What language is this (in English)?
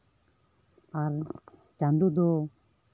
Santali